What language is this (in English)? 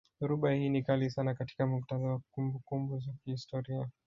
Swahili